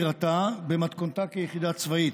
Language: Hebrew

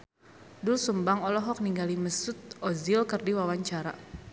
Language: Sundanese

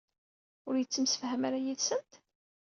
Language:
Kabyle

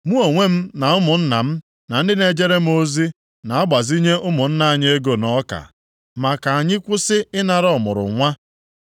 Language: Igbo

